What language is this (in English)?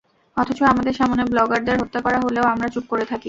Bangla